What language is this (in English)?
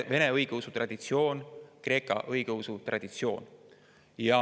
Estonian